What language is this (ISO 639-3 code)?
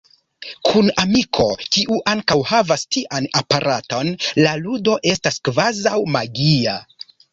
epo